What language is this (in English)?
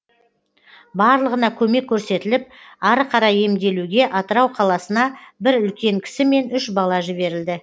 Kazakh